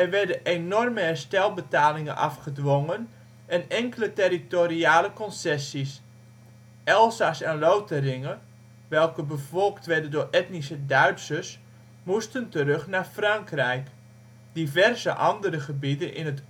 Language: Dutch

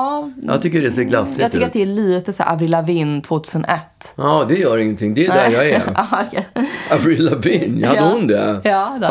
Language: Swedish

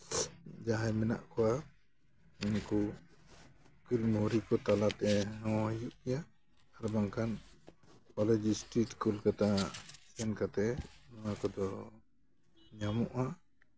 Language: Santali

